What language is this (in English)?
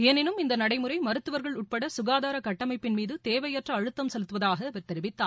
Tamil